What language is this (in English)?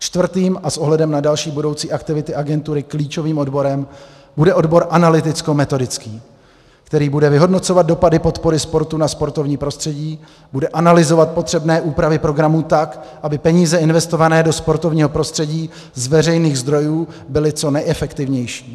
Czech